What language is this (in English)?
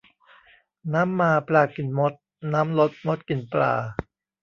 Thai